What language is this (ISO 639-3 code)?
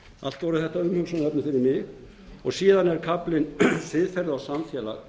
isl